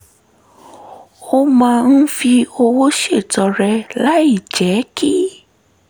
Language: Yoruba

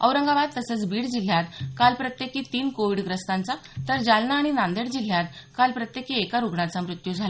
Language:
Marathi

